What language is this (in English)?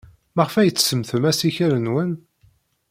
Kabyle